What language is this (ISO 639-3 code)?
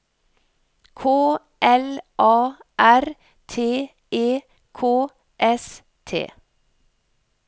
nor